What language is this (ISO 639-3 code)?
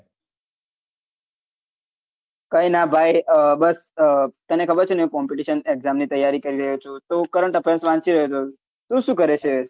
guj